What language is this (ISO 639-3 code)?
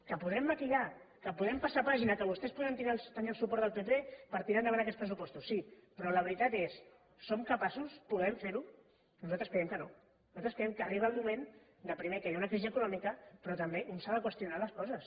cat